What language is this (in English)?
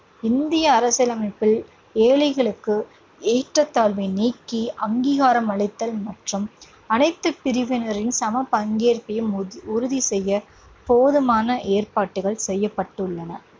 Tamil